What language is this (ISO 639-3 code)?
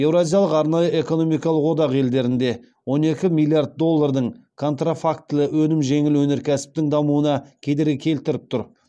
kaz